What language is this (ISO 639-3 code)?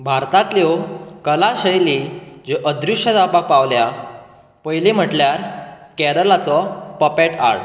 kok